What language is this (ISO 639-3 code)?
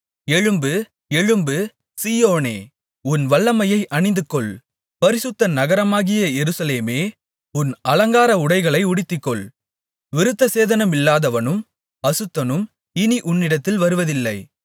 tam